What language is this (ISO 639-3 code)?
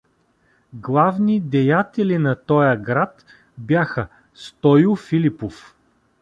bul